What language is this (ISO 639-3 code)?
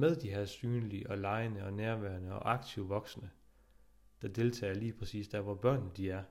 dan